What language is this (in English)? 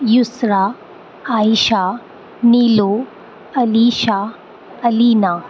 Urdu